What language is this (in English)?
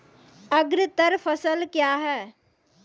Maithili